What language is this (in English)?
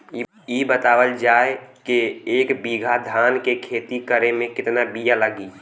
Bhojpuri